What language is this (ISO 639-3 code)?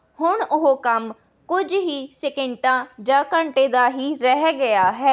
pan